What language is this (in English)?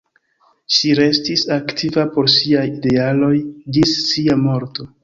Esperanto